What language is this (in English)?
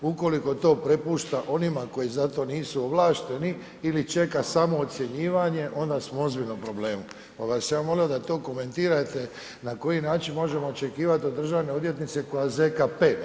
Croatian